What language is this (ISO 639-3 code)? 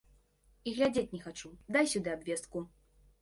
bel